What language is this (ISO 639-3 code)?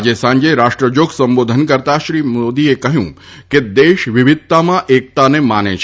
guj